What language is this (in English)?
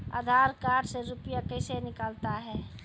Maithili